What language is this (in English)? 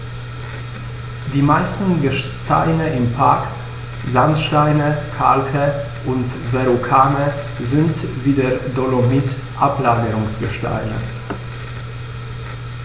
German